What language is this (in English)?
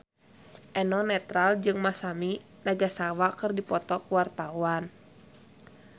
Sundanese